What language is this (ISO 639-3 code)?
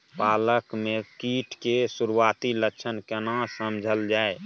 mai